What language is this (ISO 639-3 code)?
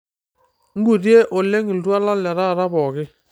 mas